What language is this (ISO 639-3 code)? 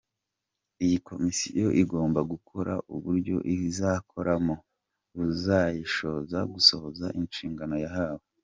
kin